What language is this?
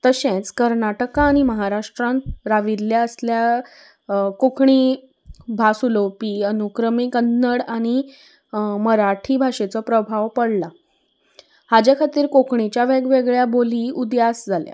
Konkani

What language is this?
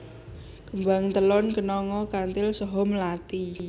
Javanese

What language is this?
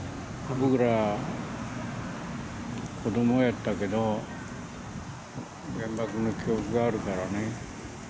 Japanese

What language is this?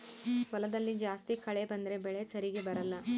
Kannada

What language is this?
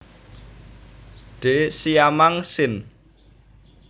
Javanese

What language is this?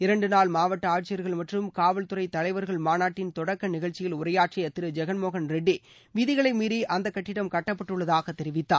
Tamil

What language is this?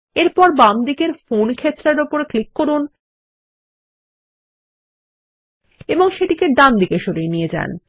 Bangla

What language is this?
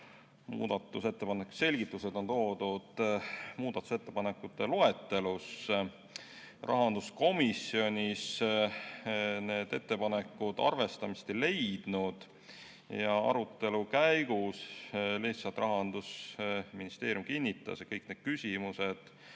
Estonian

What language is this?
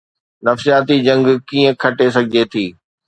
Sindhi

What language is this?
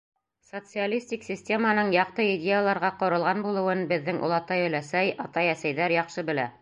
Bashkir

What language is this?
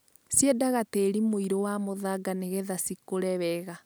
Kikuyu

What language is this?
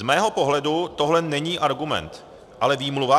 Czech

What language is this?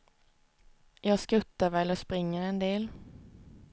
Swedish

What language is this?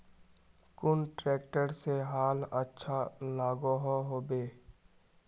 Magahi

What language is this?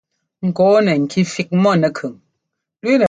Ngomba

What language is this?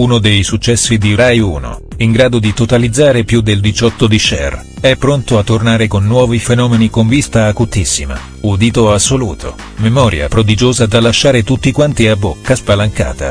Italian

